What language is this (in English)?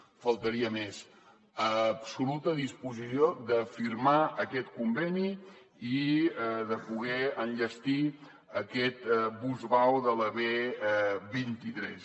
Catalan